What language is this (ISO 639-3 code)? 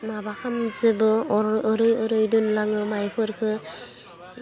brx